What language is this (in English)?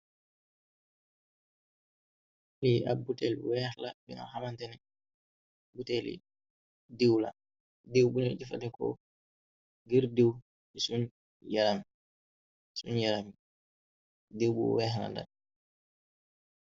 Wolof